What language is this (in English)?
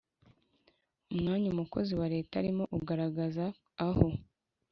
Kinyarwanda